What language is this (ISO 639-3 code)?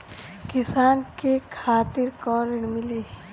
bho